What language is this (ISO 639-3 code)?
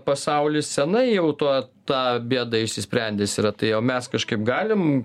lit